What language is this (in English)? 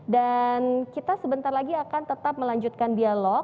Indonesian